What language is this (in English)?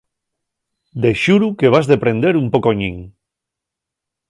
Asturian